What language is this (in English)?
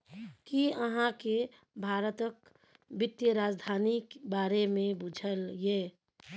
Maithili